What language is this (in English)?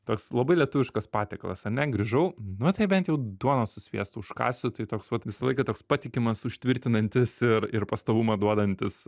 Lithuanian